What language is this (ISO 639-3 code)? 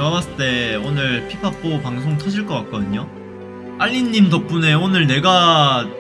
kor